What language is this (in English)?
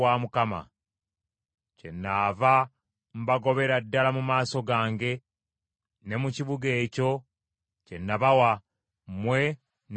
Ganda